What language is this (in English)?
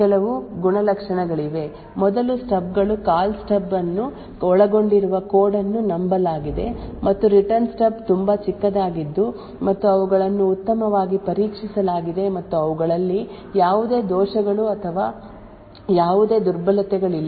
Kannada